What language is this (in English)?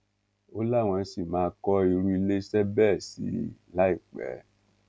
Yoruba